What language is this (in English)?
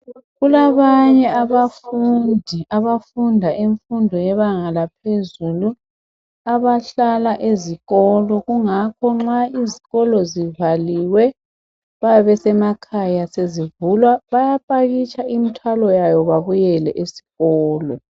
North Ndebele